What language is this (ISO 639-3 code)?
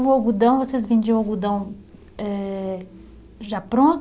por